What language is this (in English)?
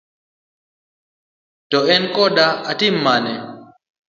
Luo (Kenya and Tanzania)